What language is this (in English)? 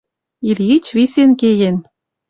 Western Mari